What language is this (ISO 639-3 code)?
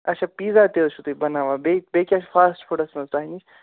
kas